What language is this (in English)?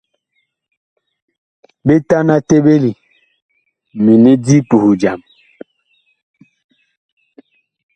Bakoko